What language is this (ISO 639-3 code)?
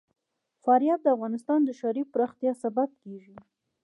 pus